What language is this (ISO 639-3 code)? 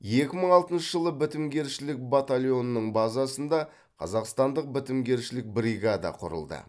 kaz